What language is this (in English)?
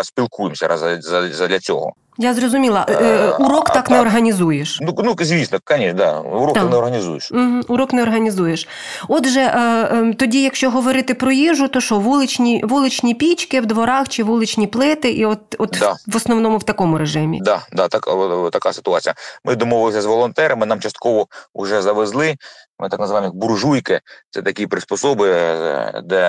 Ukrainian